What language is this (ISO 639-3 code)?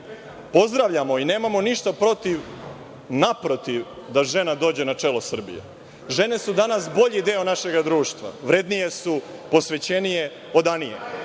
srp